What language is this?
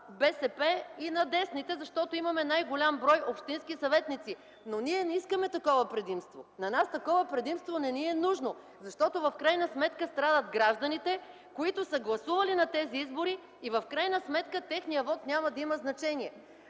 Bulgarian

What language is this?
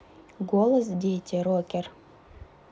Russian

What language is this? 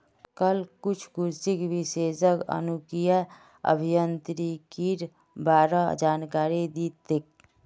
Magahi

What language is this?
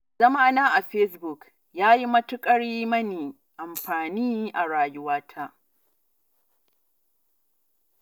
Hausa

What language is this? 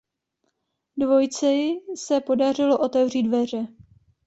Czech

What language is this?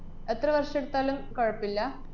Malayalam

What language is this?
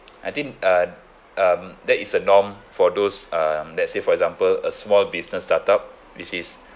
English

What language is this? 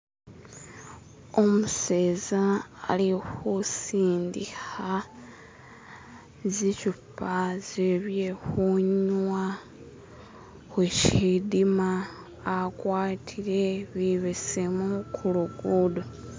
Masaaba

